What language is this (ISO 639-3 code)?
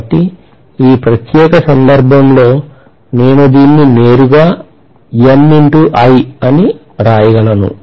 tel